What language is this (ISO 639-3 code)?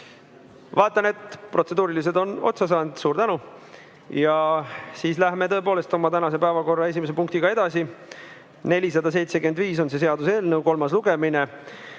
est